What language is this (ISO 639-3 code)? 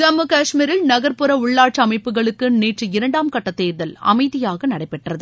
tam